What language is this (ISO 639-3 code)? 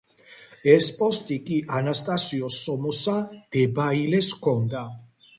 kat